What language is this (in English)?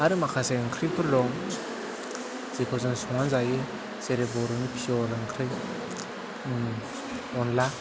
Bodo